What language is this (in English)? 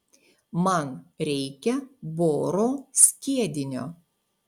Lithuanian